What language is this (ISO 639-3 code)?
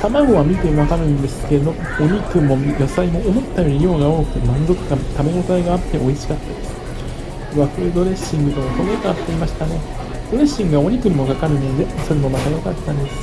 jpn